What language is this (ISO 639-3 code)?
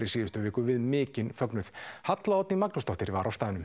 isl